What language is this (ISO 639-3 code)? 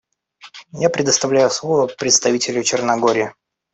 rus